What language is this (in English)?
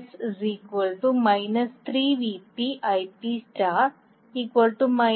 Malayalam